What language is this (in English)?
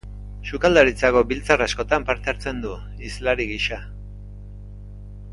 Basque